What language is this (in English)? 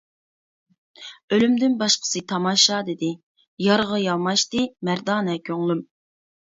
Uyghur